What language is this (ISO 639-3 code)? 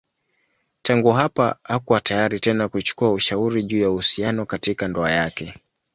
swa